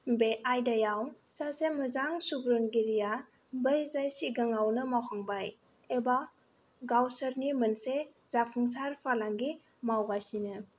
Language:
Bodo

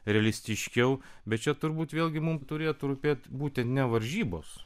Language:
Lithuanian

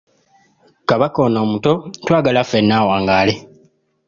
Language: Ganda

